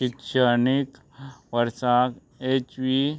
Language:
Konkani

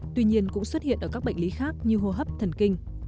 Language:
Vietnamese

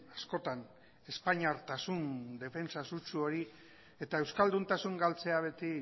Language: Basque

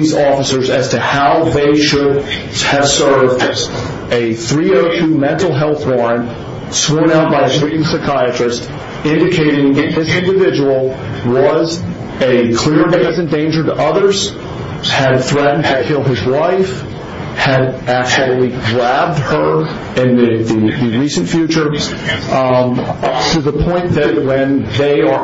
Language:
English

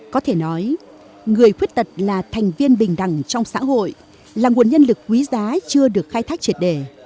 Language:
Vietnamese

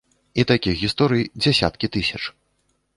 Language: Belarusian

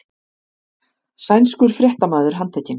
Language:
Icelandic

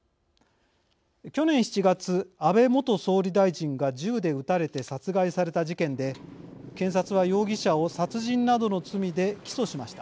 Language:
Japanese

